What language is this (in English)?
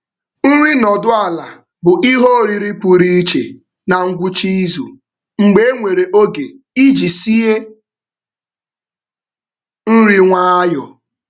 Igbo